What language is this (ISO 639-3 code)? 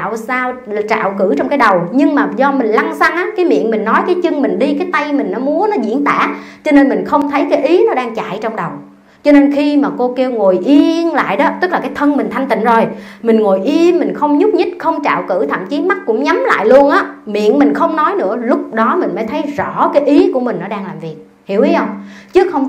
vie